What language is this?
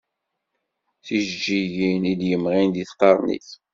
Kabyle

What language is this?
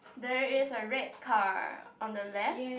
English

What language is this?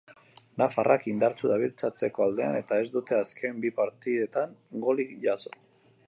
Basque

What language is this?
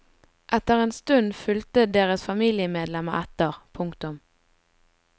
Norwegian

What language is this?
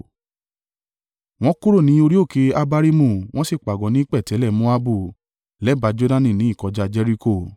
Yoruba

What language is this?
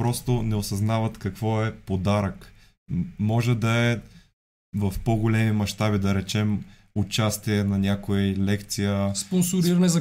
Bulgarian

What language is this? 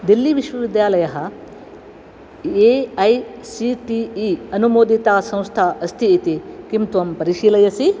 Sanskrit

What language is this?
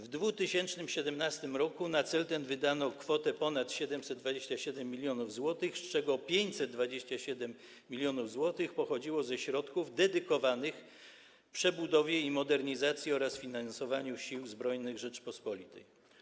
Polish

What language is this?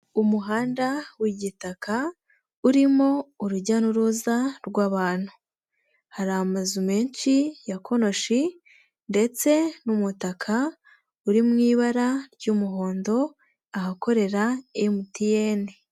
Kinyarwanda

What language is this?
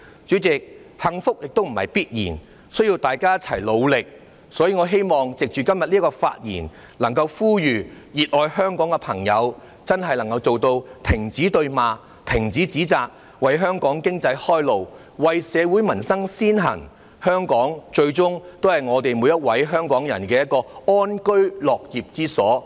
Cantonese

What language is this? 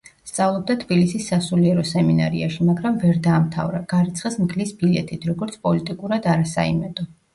Georgian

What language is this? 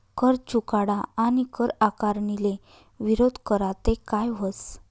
Marathi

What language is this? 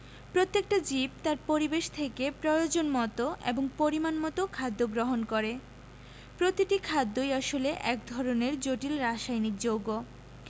Bangla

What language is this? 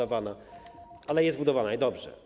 Polish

